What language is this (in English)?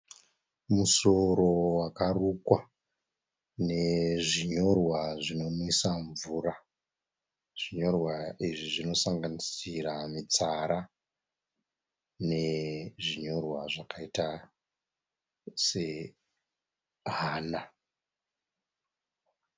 Shona